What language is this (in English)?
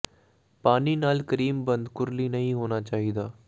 Punjabi